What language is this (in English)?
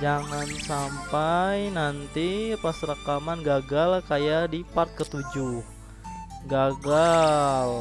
Indonesian